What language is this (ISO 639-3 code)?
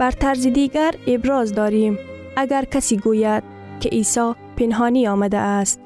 fas